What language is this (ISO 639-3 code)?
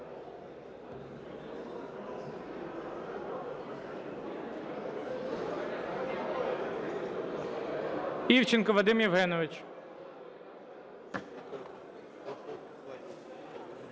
ukr